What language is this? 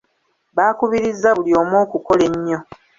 Ganda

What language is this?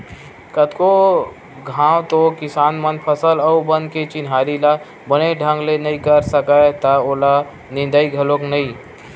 Chhattisgarhi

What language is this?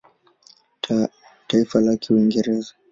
Swahili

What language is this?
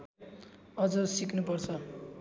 Nepali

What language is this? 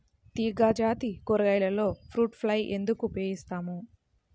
Telugu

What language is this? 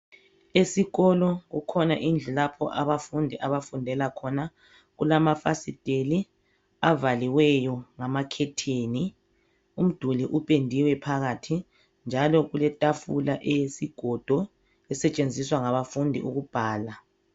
North Ndebele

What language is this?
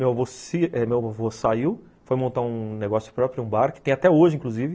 Portuguese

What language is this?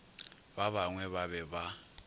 Northern Sotho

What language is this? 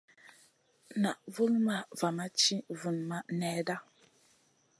Masana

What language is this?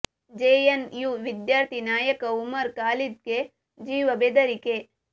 Kannada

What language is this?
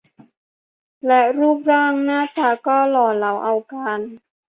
Thai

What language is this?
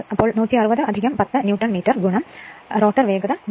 Malayalam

